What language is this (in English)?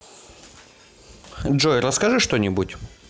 Russian